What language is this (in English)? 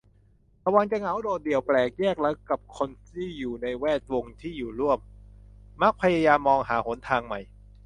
Thai